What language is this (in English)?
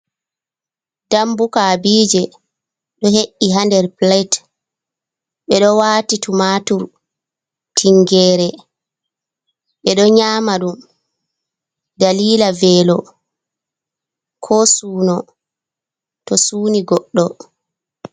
Fula